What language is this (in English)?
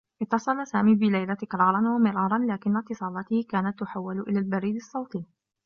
Arabic